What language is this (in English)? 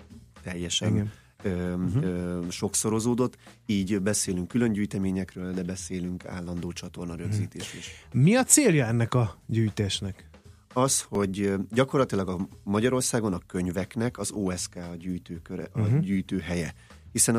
Hungarian